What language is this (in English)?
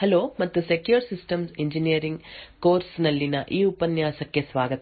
Kannada